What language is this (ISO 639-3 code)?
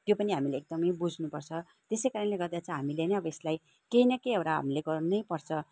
nep